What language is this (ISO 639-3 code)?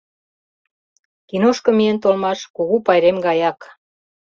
chm